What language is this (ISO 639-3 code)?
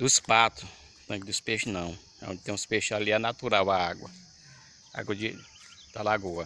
por